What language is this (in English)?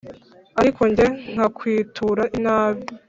Kinyarwanda